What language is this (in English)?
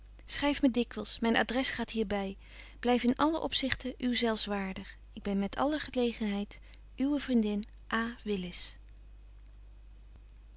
Dutch